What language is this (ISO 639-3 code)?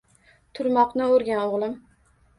uzb